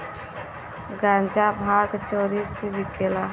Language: Bhojpuri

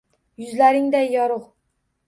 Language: Uzbek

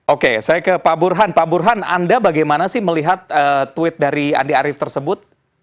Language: Indonesian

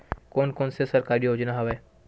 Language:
Chhattisgarhi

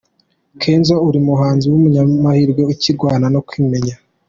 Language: Kinyarwanda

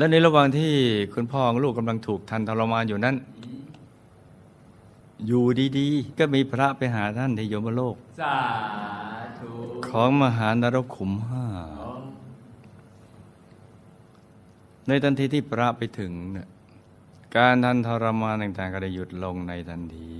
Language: Thai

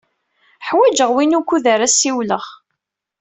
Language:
Kabyle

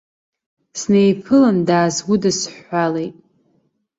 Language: Abkhazian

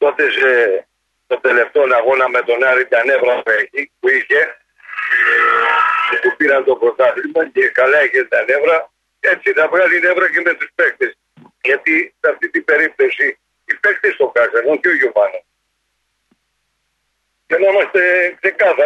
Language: Greek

